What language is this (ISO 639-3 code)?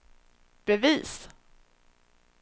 swe